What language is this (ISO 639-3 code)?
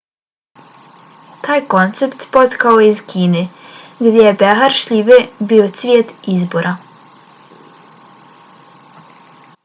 bos